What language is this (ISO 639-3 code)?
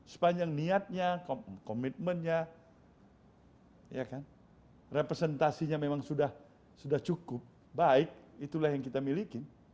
ind